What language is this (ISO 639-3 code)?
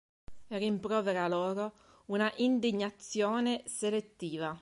ita